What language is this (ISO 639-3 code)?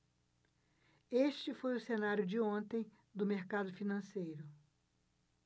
por